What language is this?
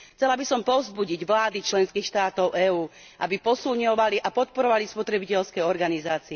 Slovak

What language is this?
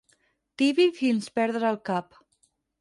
Catalan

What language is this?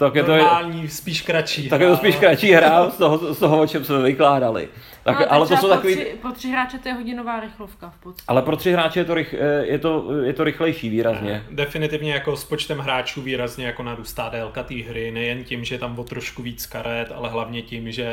Czech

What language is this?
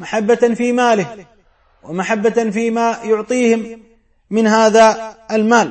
Arabic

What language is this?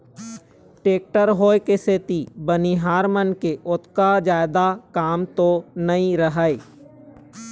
Chhattisgarhi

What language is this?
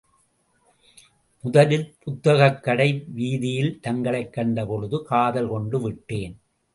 Tamil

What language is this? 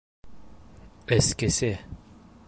Bashkir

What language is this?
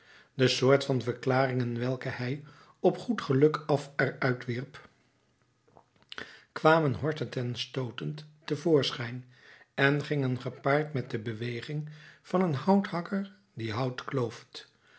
Dutch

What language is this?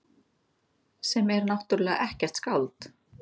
Icelandic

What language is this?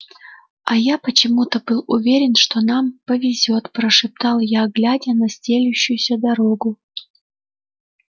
Russian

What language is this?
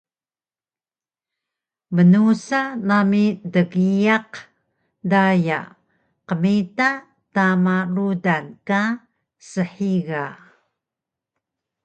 Taroko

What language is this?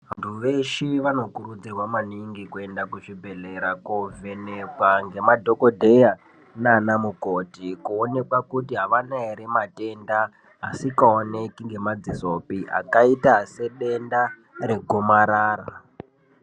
Ndau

